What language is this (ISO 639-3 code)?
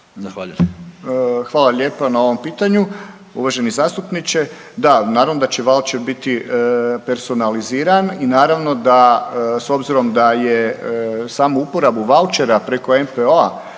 hrv